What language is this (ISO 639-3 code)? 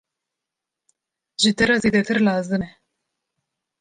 kur